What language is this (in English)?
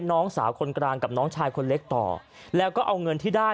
Thai